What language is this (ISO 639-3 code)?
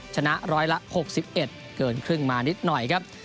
tha